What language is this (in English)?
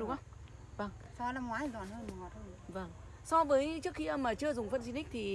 Vietnamese